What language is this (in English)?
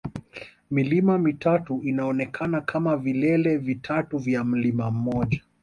Swahili